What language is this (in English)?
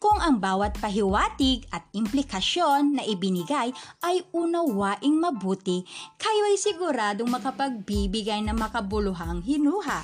Filipino